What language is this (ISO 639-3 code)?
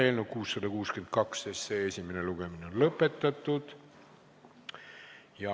est